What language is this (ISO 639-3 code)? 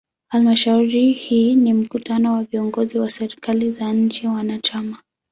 swa